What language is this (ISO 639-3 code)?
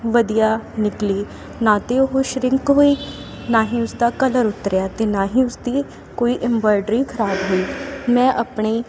pan